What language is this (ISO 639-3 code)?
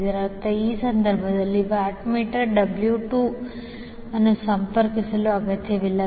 kan